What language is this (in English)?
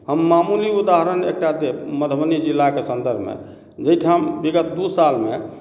Maithili